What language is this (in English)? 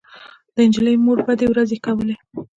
Pashto